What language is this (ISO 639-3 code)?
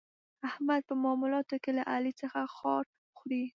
pus